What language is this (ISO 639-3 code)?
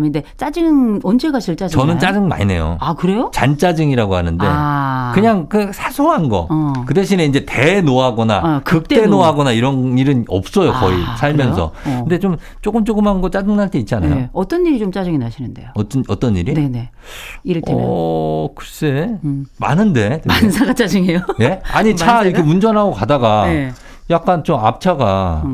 kor